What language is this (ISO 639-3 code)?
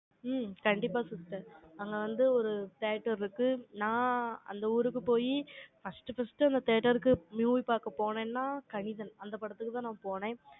tam